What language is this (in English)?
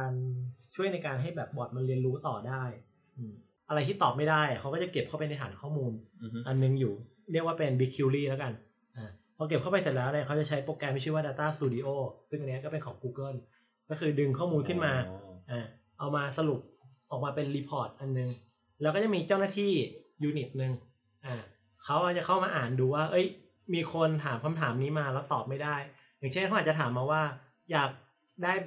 Thai